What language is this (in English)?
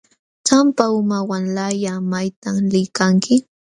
Jauja Wanca Quechua